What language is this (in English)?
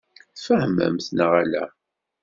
Kabyle